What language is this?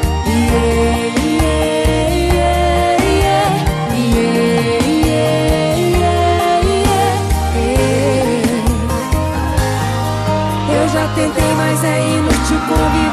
Chinese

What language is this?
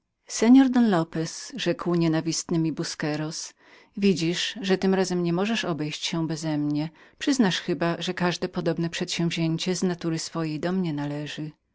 Polish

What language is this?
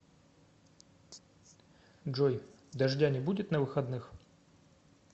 Russian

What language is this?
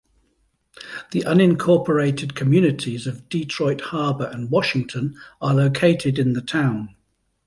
English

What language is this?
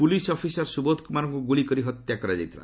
Odia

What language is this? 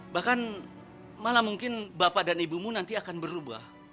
Indonesian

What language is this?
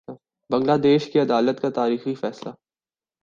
Urdu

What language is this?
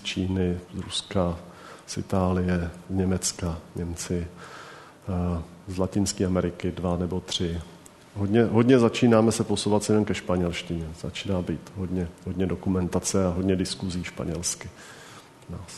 Czech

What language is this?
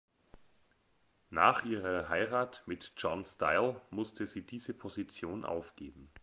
German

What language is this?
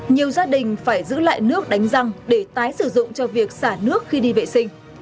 Vietnamese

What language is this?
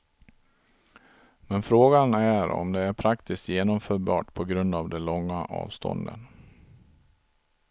Swedish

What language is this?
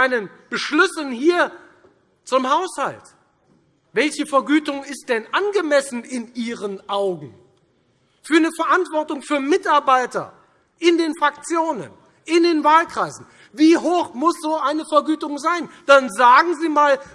German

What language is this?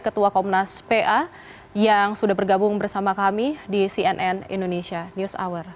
Indonesian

